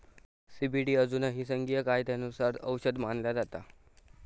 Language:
Marathi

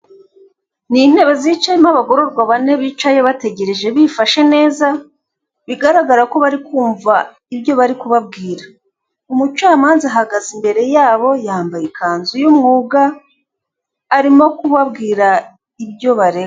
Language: Kinyarwanda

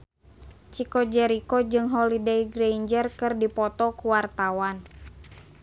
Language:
Sundanese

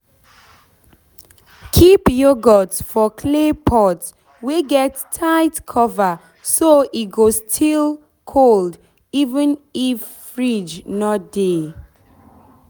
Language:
Nigerian Pidgin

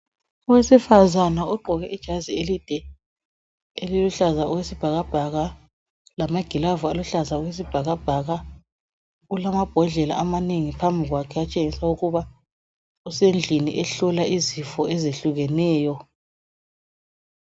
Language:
North Ndebele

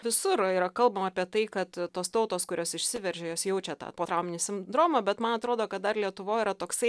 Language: Lithuanian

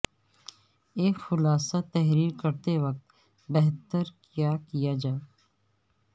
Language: Urdu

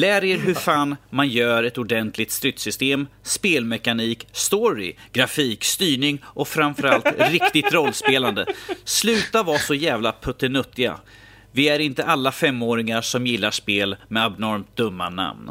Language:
Swedish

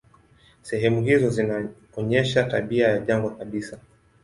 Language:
Swahili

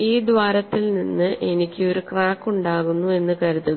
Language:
Malayalam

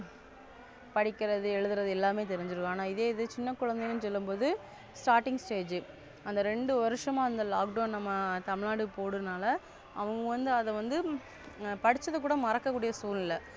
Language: Tamil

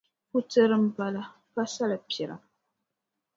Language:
Dagbani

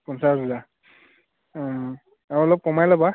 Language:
Assamese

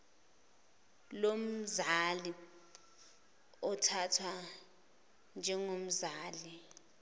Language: Zulu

